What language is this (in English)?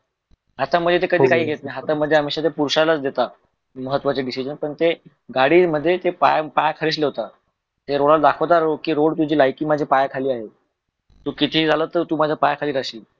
Marathi